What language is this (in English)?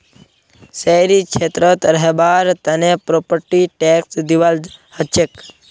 Magahi